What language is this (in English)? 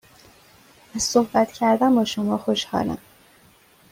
Persian